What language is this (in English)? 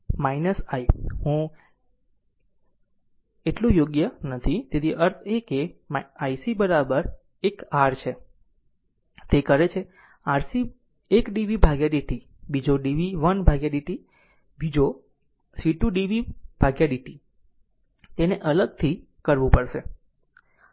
Gujarati